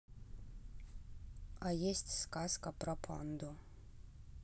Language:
Russian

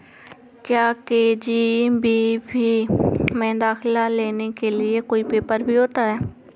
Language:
Hindi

